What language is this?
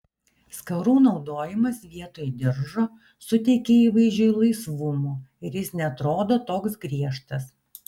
Lithuanian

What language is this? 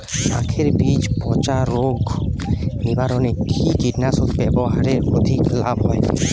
Bangla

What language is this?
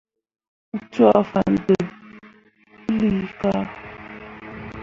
Mundang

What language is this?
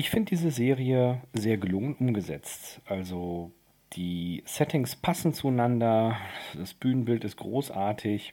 German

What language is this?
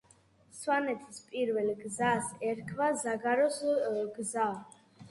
Georgian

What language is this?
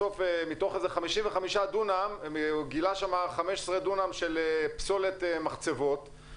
Hebrew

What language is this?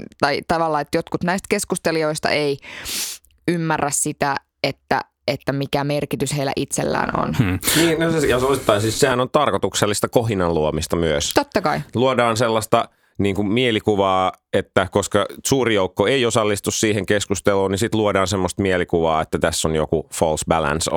Finnish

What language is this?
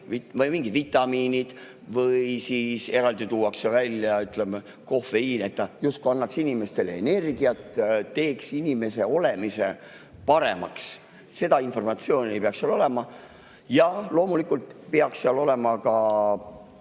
Estonian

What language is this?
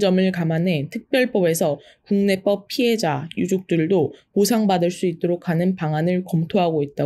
Korean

